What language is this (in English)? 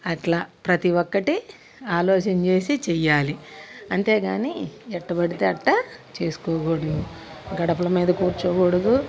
Telugu